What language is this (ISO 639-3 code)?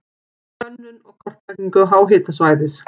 isl